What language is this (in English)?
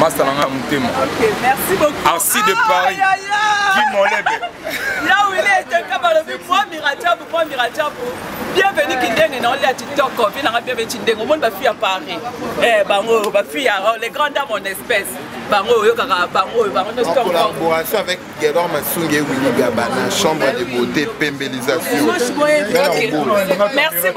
French